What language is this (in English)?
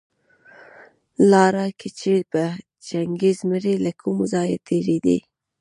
Pashto